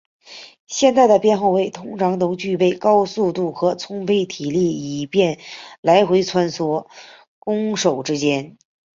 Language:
Chinese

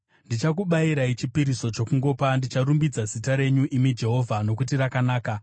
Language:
Shona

